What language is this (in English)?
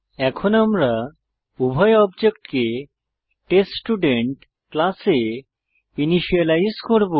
Bangla